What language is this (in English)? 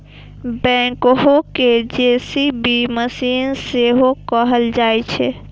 Maithili